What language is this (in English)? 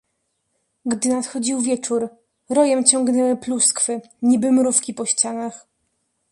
Polish